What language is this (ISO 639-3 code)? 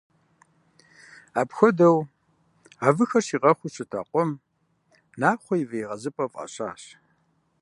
kbd